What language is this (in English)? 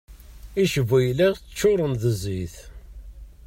Kabyle